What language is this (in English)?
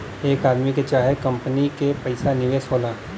Bhojpuri